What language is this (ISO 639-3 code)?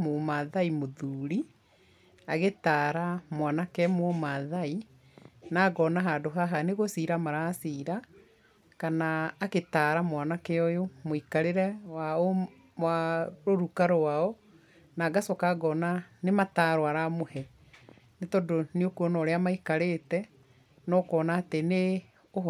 kik